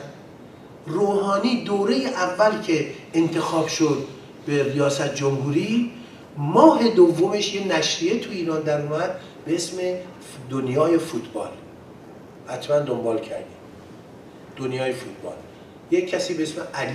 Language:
Persian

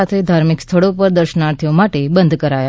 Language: Gujarati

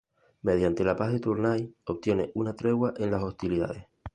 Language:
Spanish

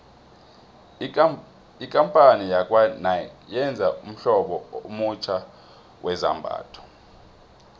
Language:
South Ndebele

